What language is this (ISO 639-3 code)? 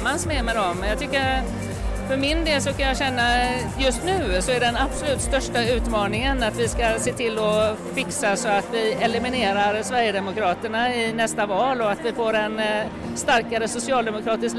swe